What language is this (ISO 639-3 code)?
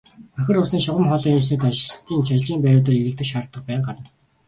mon